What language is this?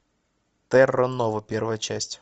Russian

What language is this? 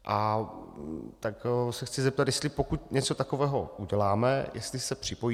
Czech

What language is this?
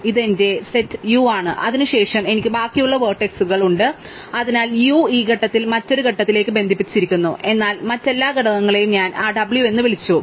Malayalam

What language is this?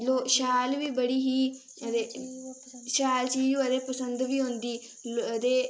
Dogri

